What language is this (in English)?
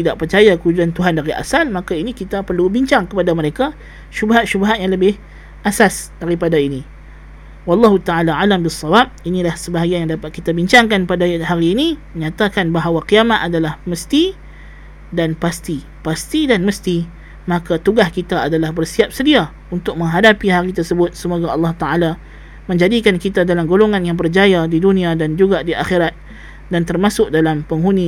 Malay